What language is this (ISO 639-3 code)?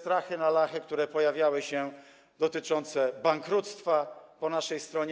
pol